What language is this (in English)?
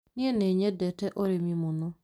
Kikuyu